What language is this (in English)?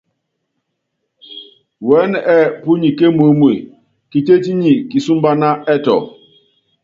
Yangben